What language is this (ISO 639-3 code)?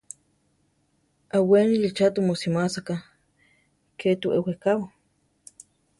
tar